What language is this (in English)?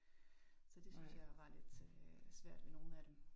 Danish